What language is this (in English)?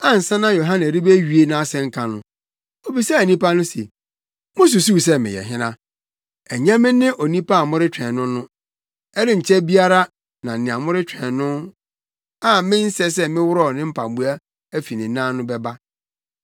Akan